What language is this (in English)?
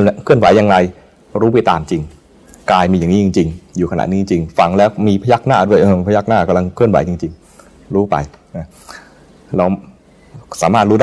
Thai